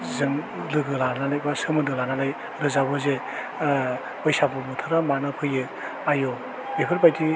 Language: Bodo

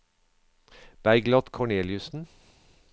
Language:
Norwegian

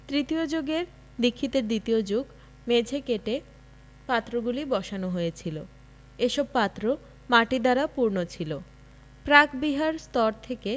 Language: Bangla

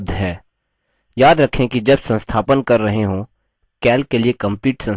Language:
Hindi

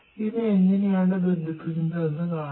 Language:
Malayalam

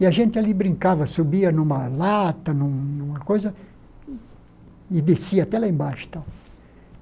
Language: Portuguese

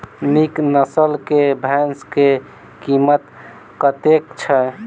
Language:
Maithili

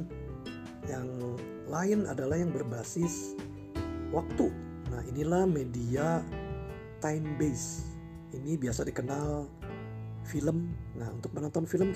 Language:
Indonesian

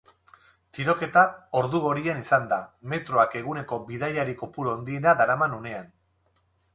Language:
Basque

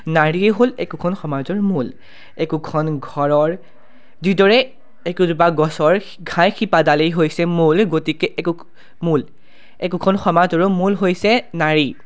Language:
Assamese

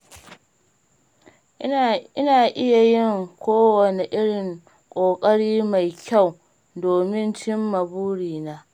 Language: Hausa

